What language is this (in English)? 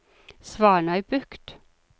Norwegian